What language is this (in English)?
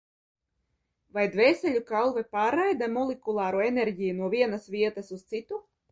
Latvian